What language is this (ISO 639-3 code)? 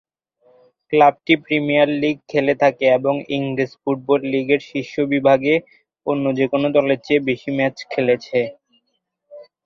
ben